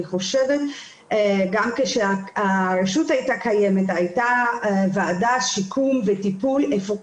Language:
Hebrew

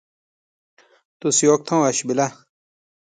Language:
Shina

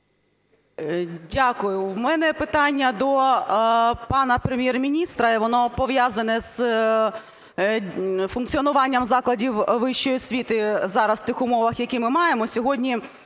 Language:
Ukrainian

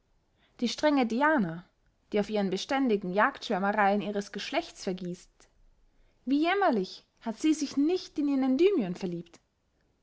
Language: German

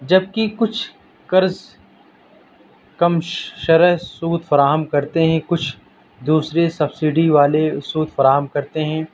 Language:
Urdu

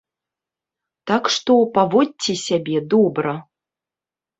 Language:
Belarusian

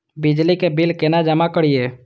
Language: Maithili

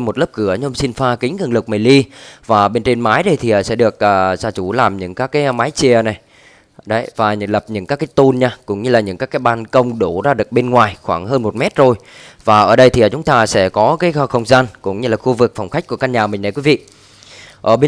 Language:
Vietnamese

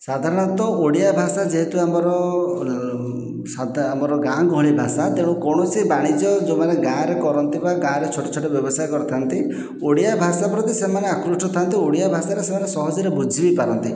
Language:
Odia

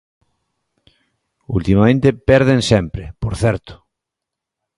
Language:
Galician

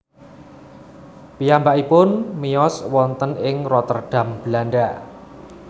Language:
Javanese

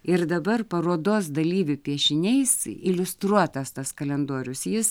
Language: Lithuanian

